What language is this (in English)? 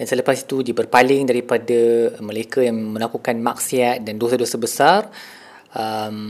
Malay